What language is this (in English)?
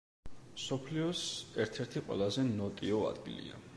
Georgian